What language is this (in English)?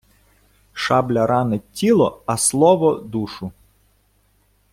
Ukrainian